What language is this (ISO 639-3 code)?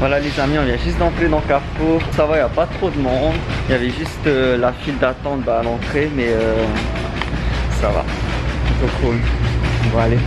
fra